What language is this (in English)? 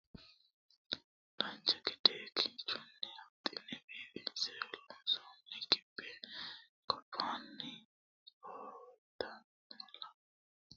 Sidamo